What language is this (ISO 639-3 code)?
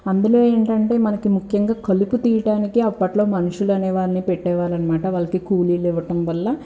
tel